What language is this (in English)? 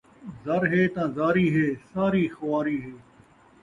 Saraiki